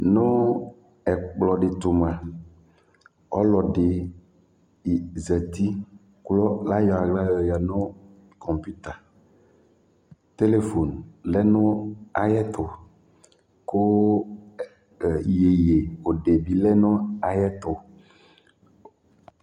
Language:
Ikposo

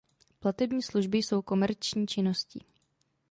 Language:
Czech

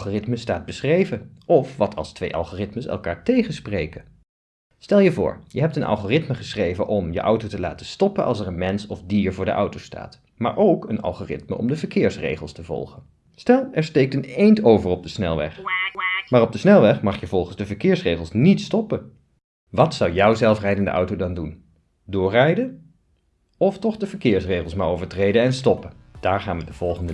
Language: Dutch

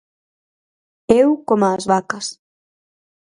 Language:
Galician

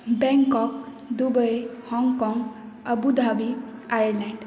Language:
Maithili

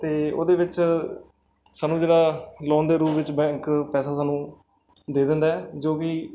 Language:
Punjabi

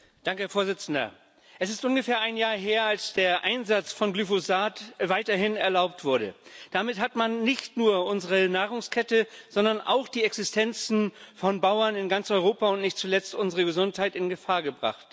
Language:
German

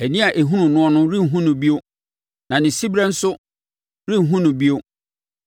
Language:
Akan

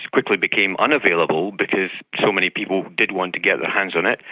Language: English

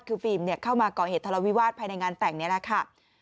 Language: Thai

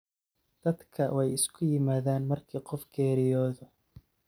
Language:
Somali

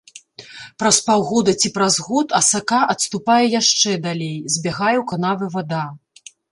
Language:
Belarusian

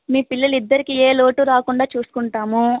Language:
Telugu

